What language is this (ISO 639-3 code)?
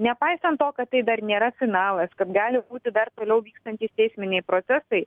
lit